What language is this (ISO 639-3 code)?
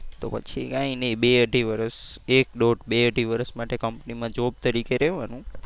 guj